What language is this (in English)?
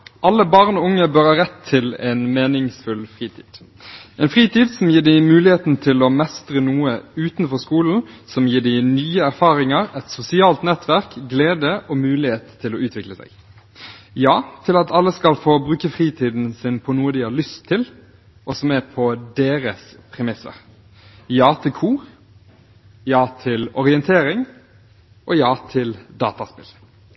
Norwegian Bokmål